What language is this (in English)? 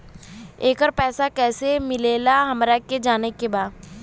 Bhojpuri